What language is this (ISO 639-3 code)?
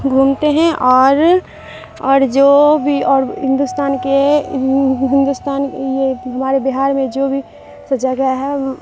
urd